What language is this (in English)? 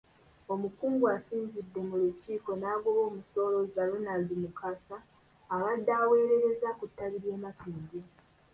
Ganda